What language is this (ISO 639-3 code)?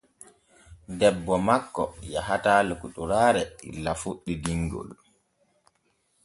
fue